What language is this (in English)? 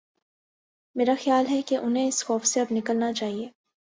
Urdu